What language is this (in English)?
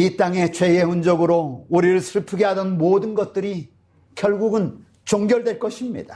Korean